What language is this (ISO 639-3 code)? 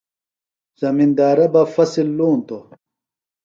phl